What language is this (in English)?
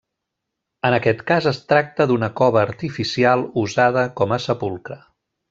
Catalan